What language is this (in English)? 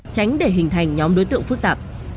Vietnamese